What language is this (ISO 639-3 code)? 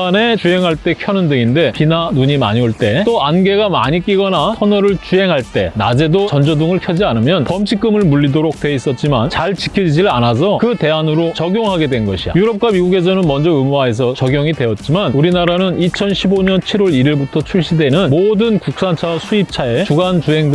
kor